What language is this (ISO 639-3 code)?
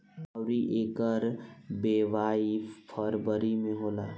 bho